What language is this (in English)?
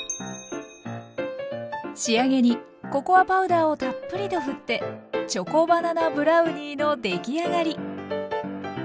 Japanese